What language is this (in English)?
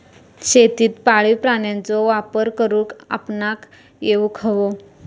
Marathi